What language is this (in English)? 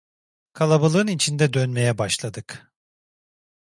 Turkish